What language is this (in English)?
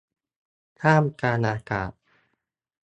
Thai